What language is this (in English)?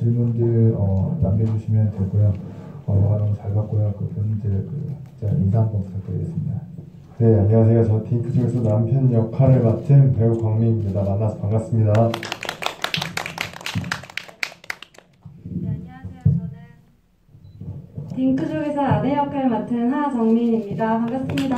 Korean